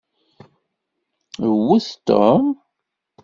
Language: Kabyle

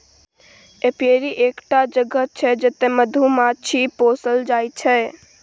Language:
Maithili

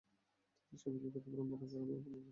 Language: Bangla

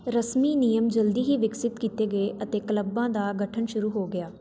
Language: Punjabi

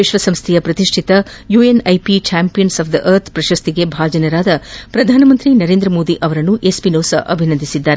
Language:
Kannada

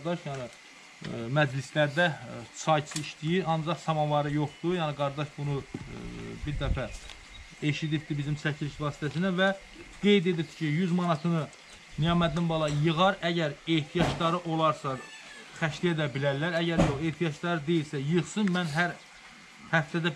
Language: Turkish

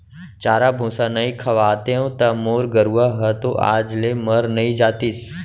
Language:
Chhattisgarhi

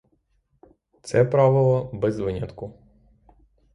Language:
Ukrainian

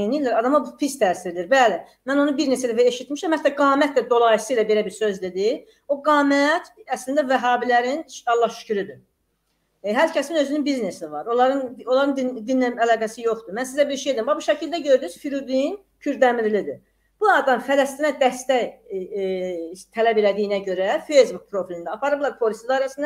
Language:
Turkish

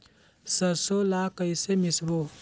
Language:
Chhattisgarhi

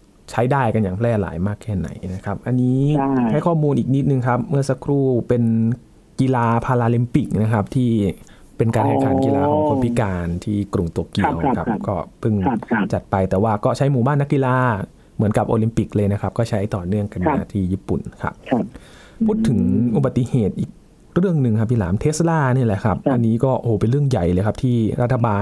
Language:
Thai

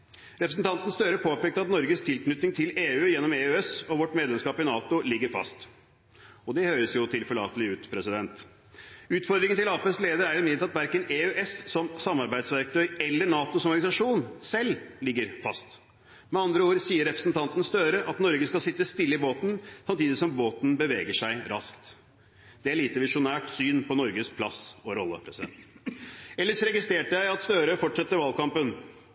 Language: Norwegian Bokmål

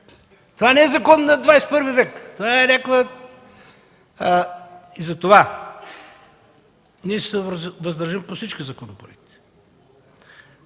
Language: Bulgarian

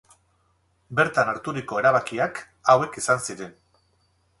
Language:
Basque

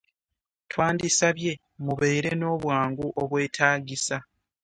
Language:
Ganda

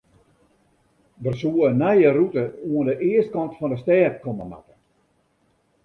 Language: Western Frisian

